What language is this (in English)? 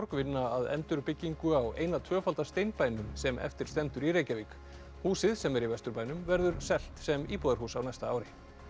Icelandic